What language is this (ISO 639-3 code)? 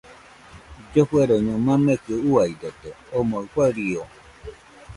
hux